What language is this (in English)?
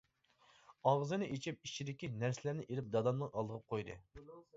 Uyghur